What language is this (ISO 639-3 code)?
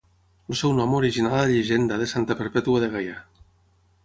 cat